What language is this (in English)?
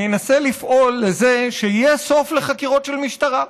Hebrew